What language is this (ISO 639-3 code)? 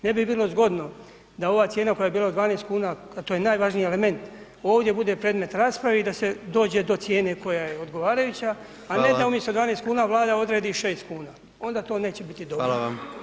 hrv